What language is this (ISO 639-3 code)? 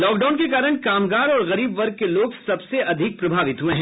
hin